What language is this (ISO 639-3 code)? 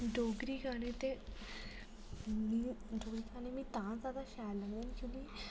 doi